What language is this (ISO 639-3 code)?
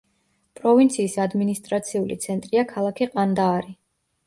kat